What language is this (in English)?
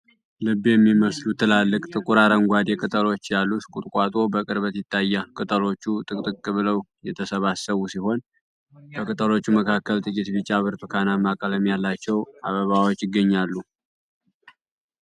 Amharic